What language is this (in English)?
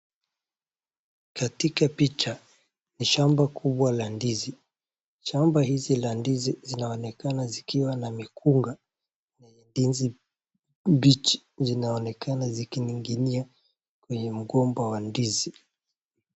Swahili